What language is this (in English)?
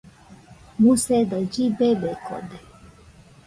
Nüpode Huitoto